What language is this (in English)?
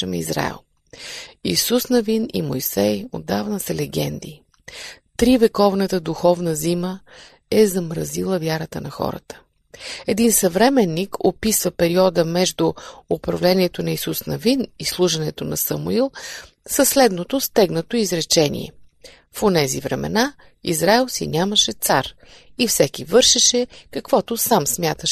Bulgarian